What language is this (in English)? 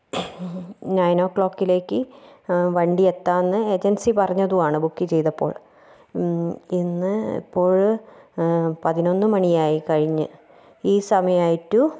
Malayalam